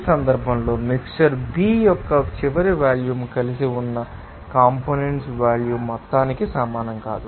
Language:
Telugu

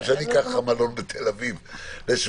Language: Hebrew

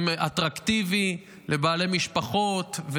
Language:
Hebrew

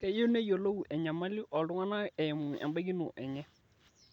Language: Masai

